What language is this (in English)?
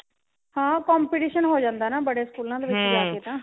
Punjabi